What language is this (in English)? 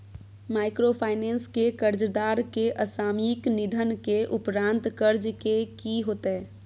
Maithili